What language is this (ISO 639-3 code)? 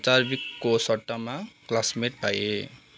nep